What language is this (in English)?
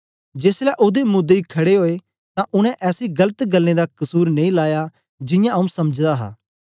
Dogri